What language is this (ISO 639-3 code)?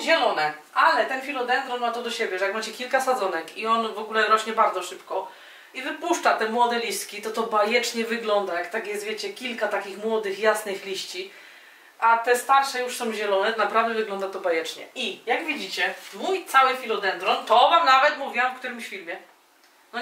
pol